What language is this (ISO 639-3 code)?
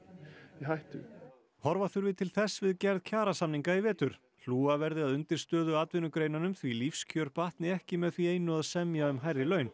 isl